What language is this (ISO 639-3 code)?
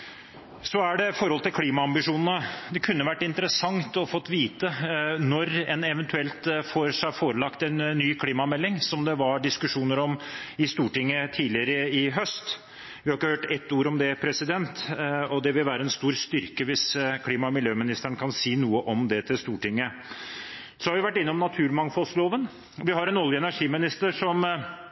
nob